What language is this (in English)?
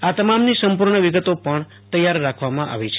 Gujarati